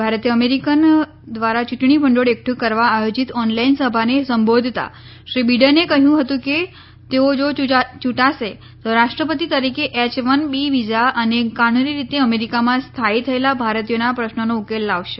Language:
Gujarati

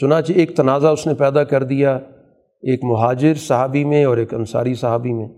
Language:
Urdu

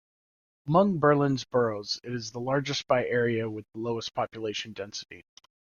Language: English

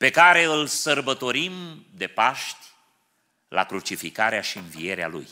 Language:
Romanian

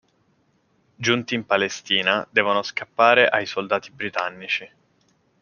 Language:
Italian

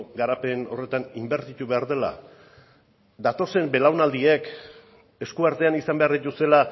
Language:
Basque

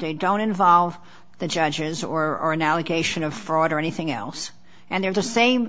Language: English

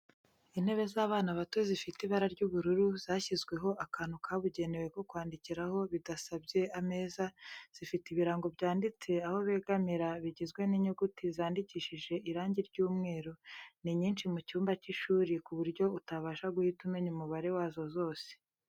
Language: Kinyarwanda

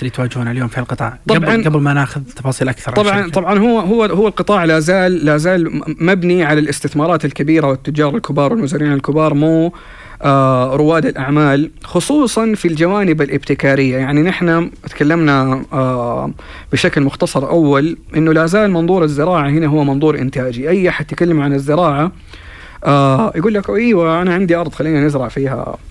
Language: Arabic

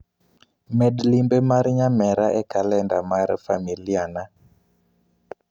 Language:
Luo (Kenya and Tanzania)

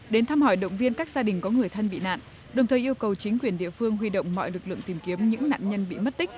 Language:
Vietnamese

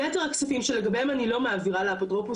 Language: Hebrew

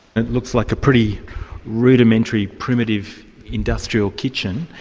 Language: English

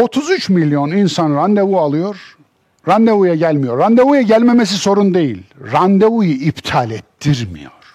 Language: Turkish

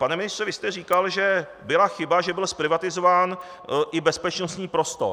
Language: Czech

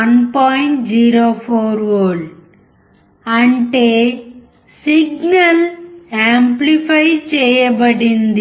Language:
Telugu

